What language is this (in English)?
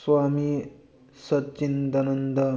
Manipuri